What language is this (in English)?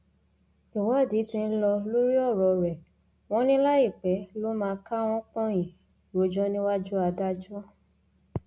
Yoruba